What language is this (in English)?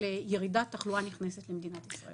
Hebrew